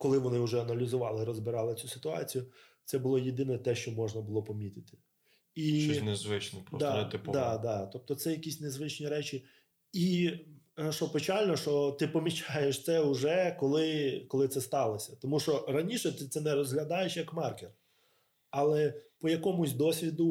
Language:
Ukrainian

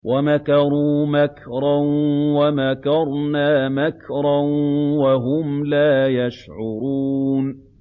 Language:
Arabic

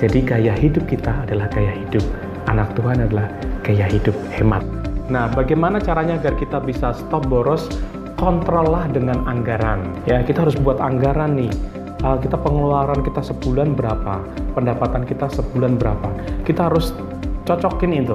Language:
Indonesian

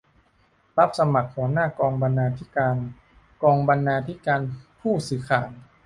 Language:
Thai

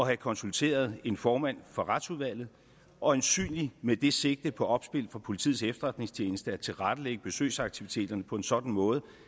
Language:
Danish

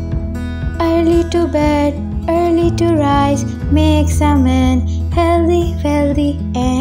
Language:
English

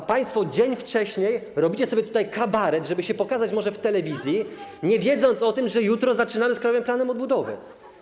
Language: Polish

